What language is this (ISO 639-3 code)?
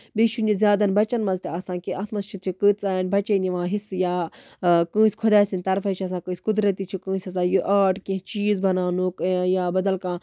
kas